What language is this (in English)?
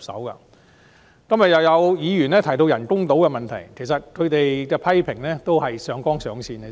Cantonese